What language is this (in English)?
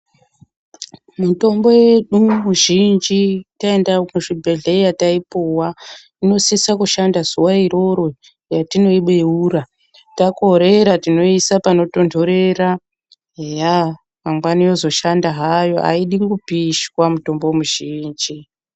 Ndau